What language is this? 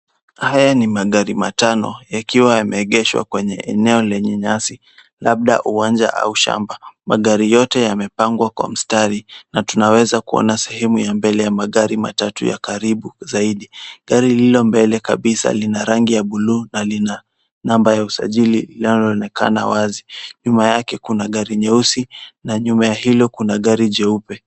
Swahili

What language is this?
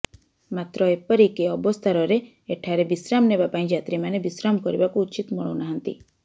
Odia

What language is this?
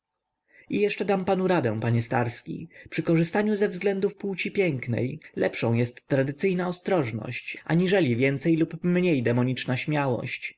Polish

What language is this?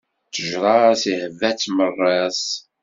Kabyle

